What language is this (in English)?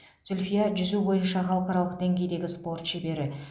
Kazakh